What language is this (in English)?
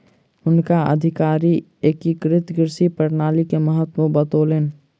Maithili